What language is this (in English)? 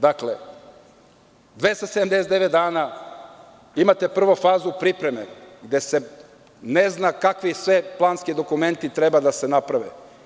Serbian